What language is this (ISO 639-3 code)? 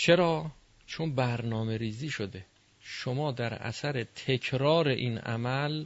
fas